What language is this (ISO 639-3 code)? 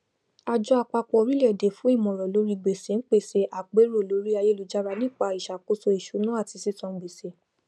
yor